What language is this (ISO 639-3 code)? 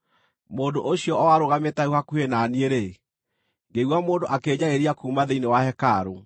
kik